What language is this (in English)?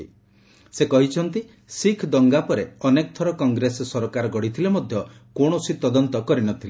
Odia